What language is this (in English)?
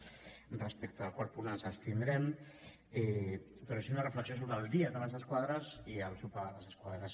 Catalan